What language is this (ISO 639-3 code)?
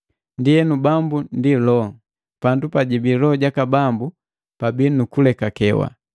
mgv